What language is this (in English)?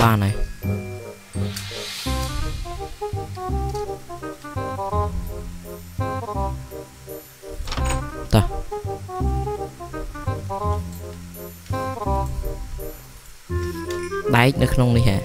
Vietnamese